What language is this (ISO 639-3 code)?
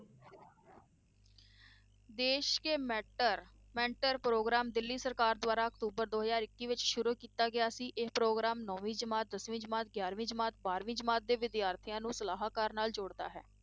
pan